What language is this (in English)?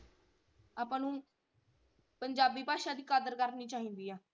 Punjabi